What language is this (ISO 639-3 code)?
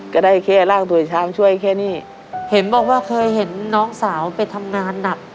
tha